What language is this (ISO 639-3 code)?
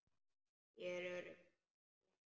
isl